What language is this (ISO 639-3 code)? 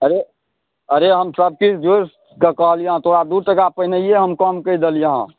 mai